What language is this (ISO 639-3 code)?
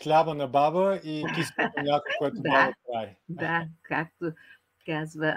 bul